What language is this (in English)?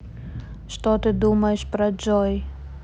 Russian